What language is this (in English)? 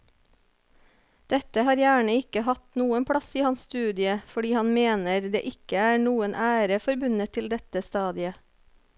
Norwegian